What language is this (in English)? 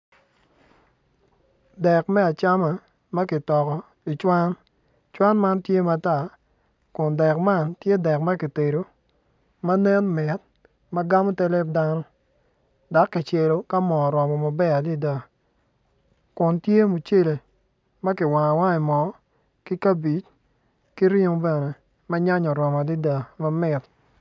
Acoli